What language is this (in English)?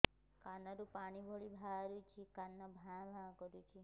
Odia